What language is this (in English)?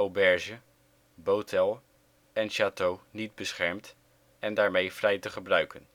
Dutch